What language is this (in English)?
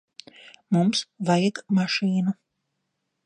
Latvian